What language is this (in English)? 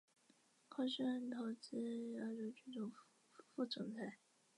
Chinese